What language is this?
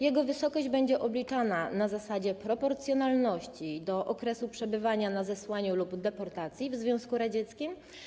Polish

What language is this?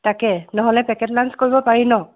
Assamese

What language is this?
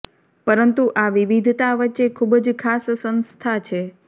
Gujarati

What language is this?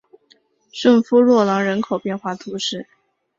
Chinese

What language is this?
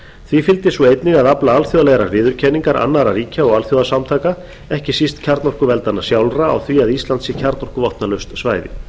Icelandic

